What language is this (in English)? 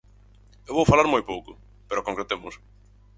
Galician